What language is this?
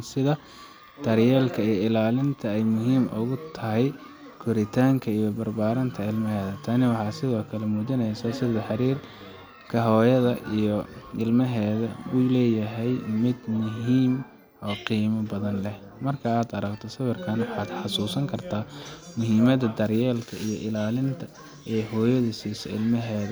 Somali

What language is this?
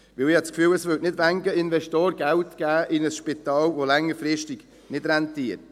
Swiss German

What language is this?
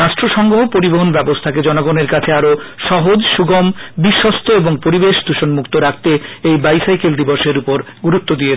Bangla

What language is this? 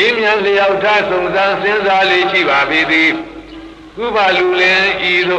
Romanian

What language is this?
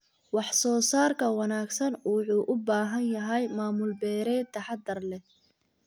Somali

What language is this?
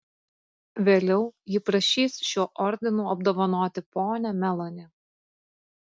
Lithuanian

